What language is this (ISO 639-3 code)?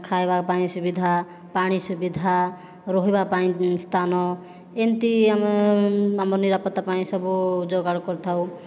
ori